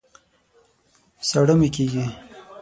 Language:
Pashto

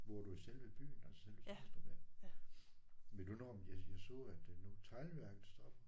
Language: Danish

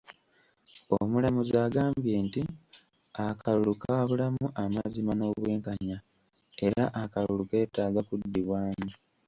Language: Ganda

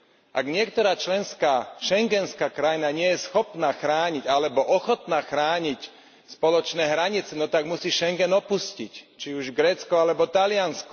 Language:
Slovak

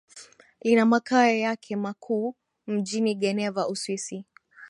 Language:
Swahili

